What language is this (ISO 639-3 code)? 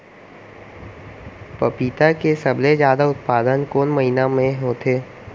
hne